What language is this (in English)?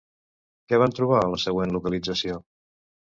Catalan